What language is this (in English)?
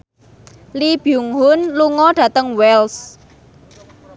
Javanese